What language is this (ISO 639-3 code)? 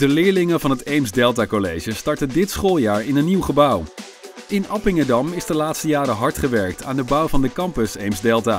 nld